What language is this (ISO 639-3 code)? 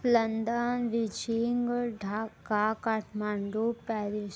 hin